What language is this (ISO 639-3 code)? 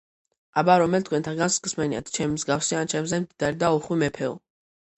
kat